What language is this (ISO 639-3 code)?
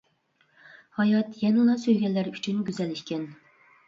uig